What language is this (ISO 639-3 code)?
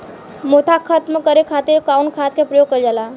bho